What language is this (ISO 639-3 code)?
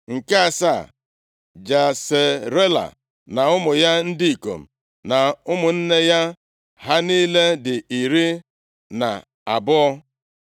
ibo